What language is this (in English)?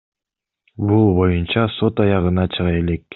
Kyrgyz